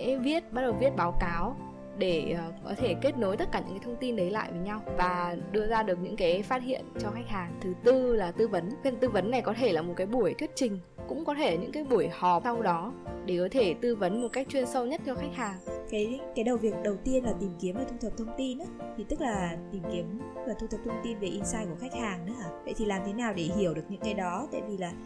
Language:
Vietnamese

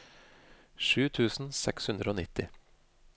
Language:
Norwegian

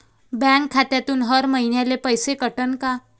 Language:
Marathi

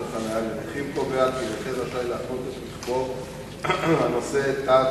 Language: Hebrew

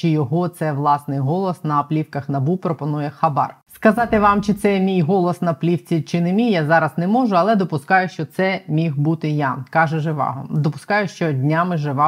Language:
Ukrainian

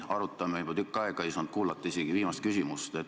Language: Estonian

